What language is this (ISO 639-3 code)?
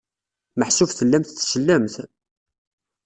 kab